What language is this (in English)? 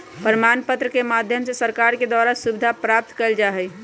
Magahi